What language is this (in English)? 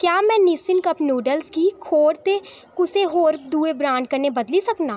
Dogri